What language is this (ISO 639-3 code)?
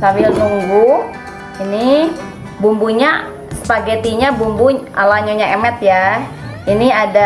ind